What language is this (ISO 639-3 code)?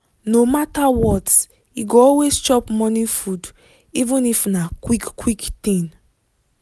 pcm